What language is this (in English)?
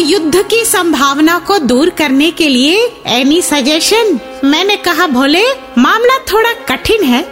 Hindi